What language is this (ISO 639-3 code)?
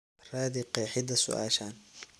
som